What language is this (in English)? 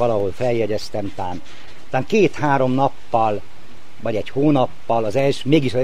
Hungarian